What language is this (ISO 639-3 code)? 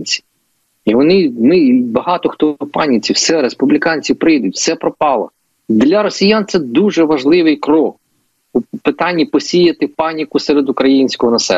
ukr